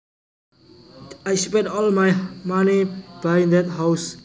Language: Javanese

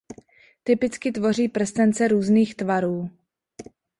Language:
Czech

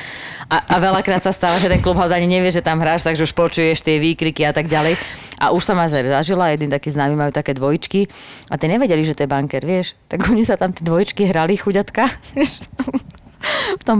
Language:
Slovak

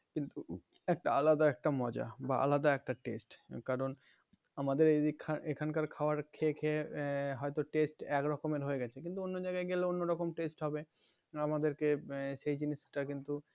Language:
Bangla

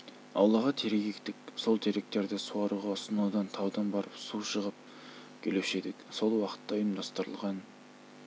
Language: Kazakh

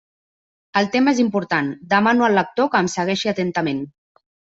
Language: Catalan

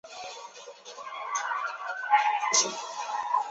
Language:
Chinese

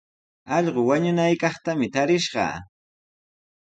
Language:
Sihuas Ancash Quechua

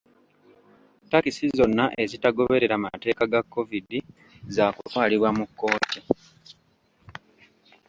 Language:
Ganda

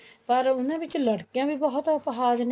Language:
Punjabi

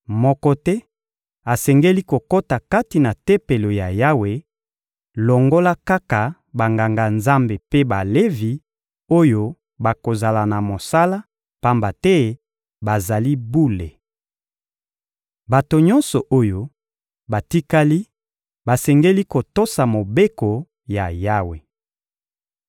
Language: Lingala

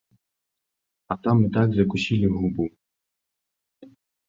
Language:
Belarusian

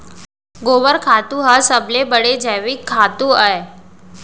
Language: Chhattisgarhi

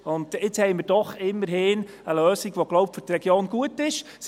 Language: Swiss German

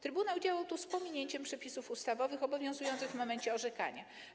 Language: Polish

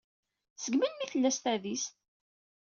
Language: Kabyle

